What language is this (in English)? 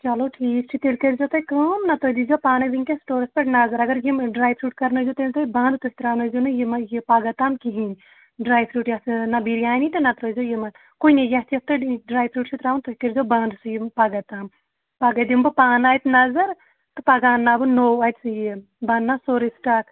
Kashmiri